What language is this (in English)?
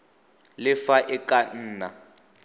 Tswana